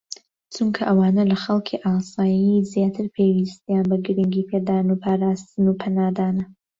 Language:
Central Kurdish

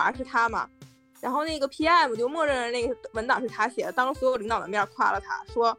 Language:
Chinese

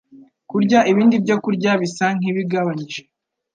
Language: Kinyarwanda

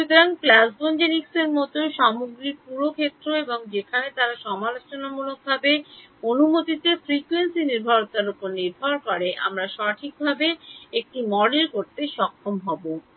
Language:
Bangla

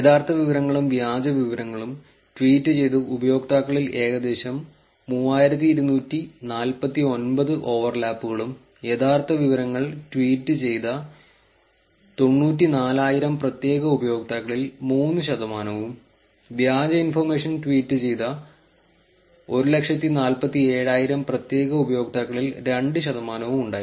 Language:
Malayalam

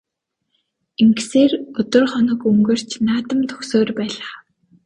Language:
Mongolian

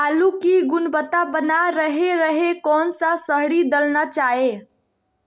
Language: Magahi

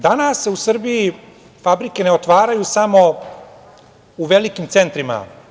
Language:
Serbian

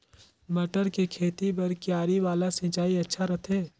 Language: Chhattisgarhi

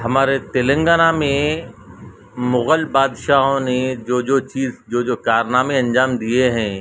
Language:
Urdu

